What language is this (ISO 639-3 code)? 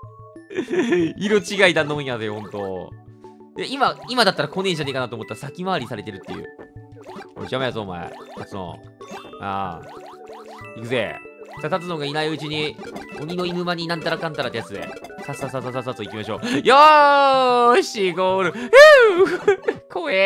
jpn